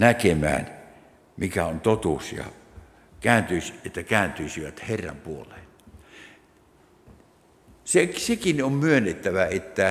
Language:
Finnish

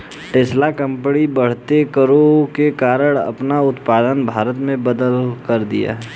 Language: Hindi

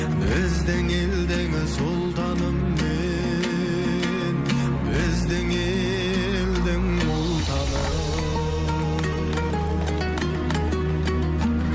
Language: Kazakh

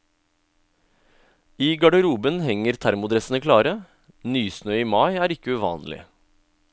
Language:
Norwegian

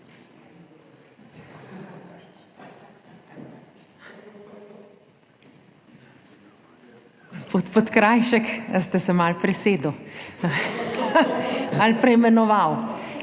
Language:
Slovenian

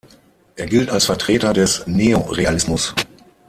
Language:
German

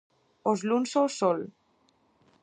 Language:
Galician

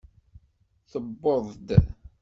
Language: Kabyle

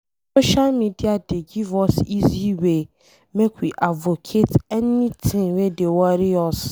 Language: Nigerian Pidgin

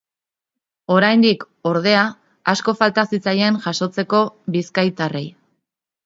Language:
Basque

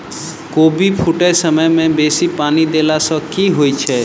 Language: Maithili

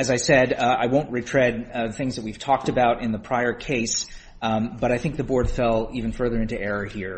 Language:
English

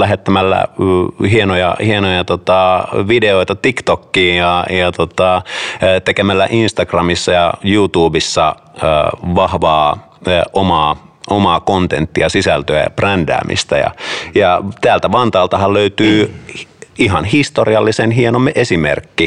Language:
Finnish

